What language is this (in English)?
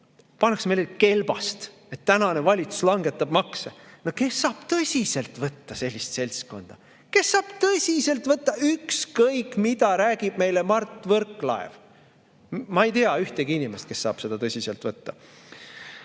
Estonian